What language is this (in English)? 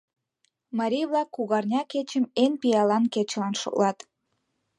Mari